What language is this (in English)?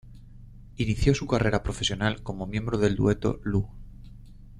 Spanish